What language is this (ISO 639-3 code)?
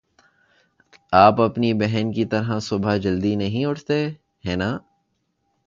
urd